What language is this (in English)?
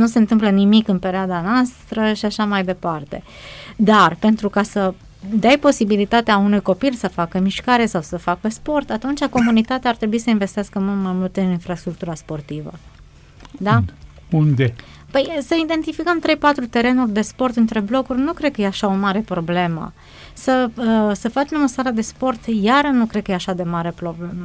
Romanian